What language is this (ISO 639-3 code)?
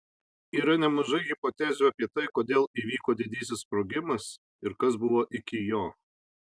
lit